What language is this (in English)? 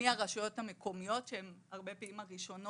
Hebrew